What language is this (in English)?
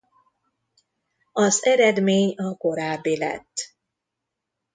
Hungarian